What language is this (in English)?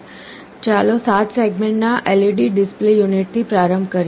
Gujarati